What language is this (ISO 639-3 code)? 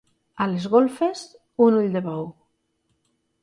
cat